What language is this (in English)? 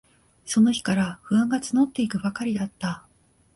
Japanese